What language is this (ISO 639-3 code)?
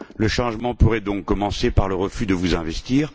fra